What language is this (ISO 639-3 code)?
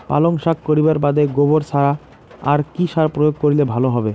ben